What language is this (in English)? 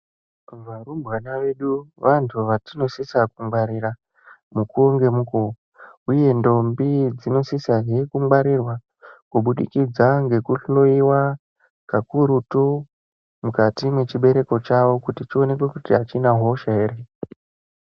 Ndau